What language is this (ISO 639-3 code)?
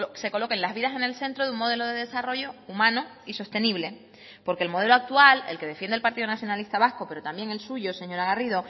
spa